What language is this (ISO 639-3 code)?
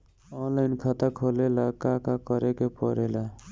bho